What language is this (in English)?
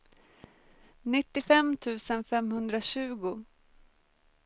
Swedish